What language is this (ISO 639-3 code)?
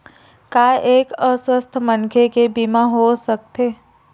hne